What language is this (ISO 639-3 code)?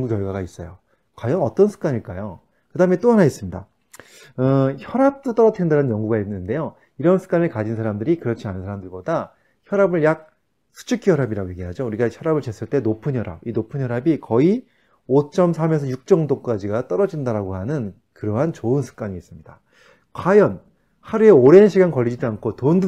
kor